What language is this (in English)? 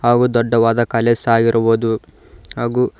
Kannada